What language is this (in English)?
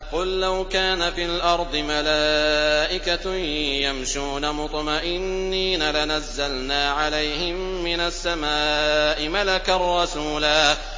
Arabic